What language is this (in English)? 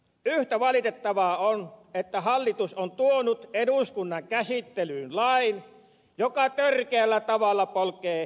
Finnish